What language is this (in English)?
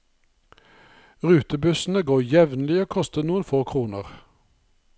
Norwegian